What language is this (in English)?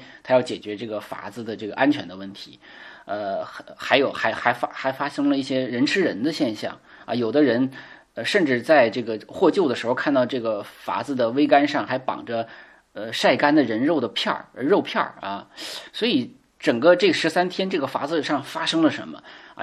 Chinese